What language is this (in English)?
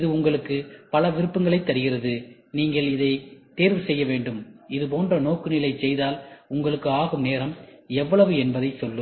Tamil